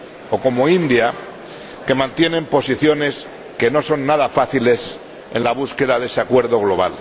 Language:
Spanish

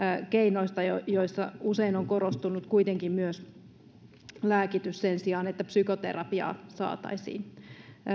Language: Finnish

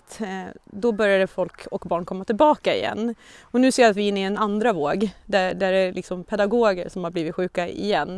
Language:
Swedish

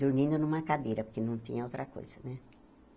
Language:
Portuguese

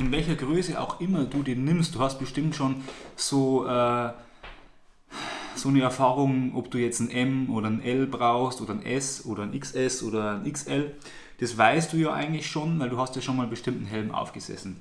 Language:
German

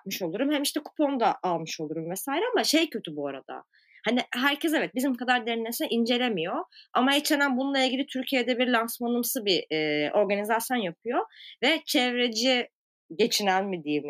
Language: Turkish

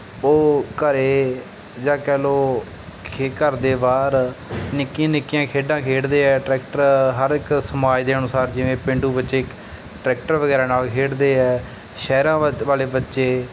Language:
Punjabi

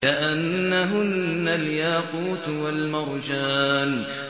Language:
Arabic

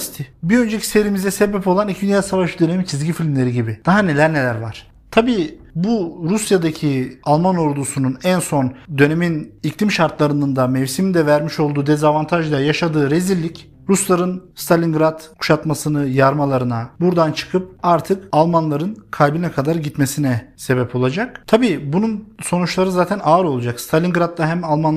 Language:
Turkish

